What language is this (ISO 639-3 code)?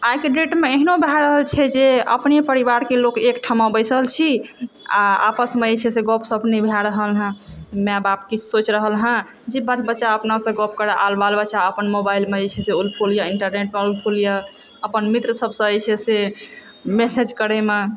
mai